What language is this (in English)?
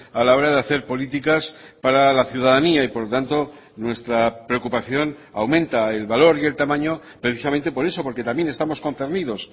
Spanish